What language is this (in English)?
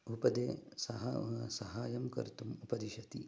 Sanskrit